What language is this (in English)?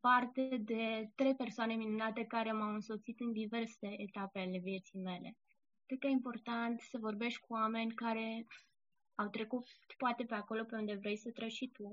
Romanian